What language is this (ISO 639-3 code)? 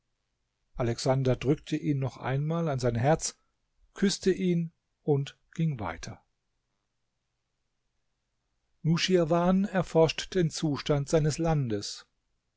deu